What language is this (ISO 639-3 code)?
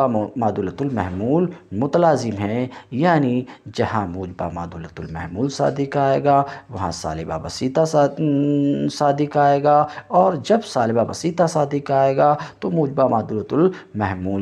hin